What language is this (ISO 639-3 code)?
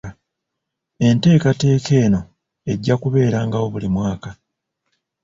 lug